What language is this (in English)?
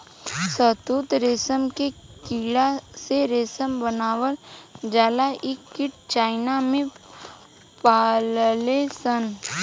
Bhojpuri